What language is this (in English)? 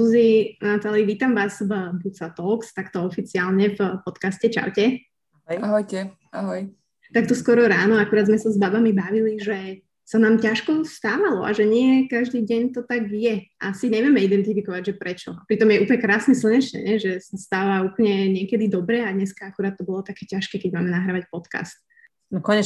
Slovak